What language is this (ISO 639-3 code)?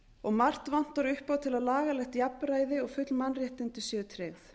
isl